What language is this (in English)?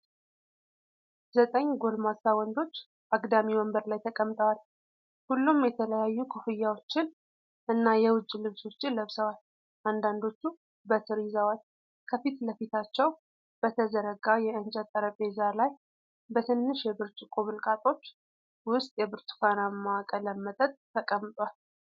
Amharic